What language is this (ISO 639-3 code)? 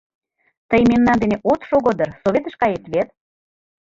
chm